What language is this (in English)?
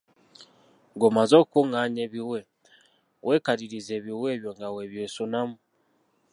Ganda